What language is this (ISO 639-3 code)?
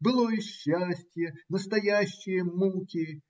rus